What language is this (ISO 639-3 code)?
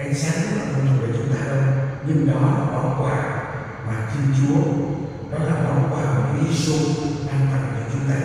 vie